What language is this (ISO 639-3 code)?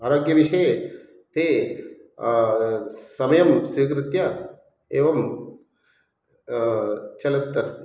san